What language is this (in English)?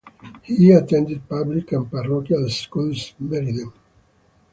English